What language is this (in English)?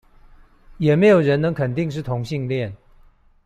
Chinese